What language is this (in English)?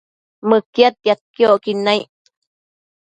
Matsés